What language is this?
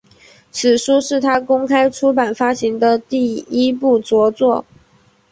Chinese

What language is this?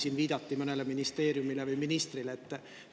Estonian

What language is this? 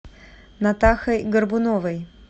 Russian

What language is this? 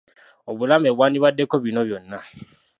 Ganda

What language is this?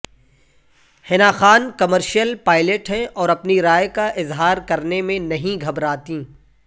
Urdu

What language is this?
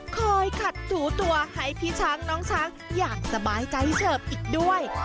Thai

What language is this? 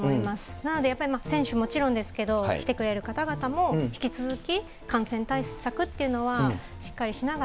Japanese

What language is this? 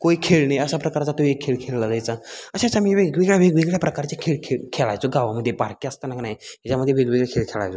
Marathi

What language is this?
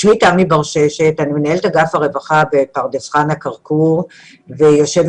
Hebrew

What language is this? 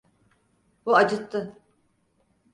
Turkish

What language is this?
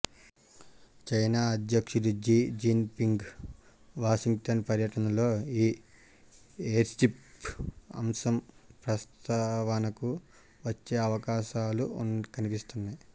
Telugu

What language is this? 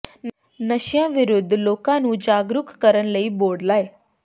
Punjabi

